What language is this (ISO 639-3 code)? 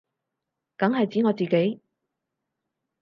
yue